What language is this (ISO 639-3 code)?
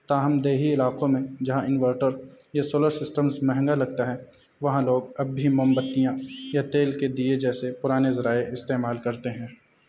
urd